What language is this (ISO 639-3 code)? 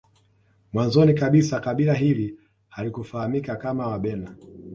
swa